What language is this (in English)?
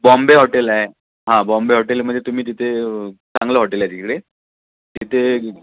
Marathi